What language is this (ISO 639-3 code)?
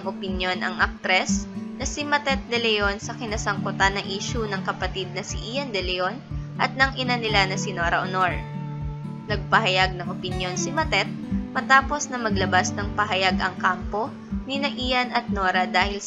fil